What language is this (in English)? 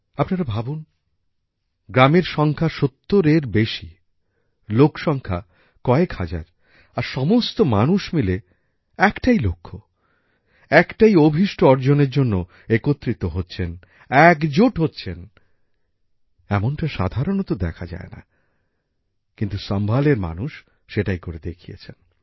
Bangla